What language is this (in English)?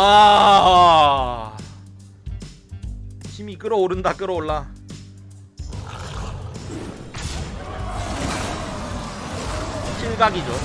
Korean